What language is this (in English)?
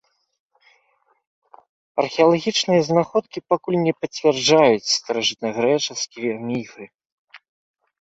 Belarusian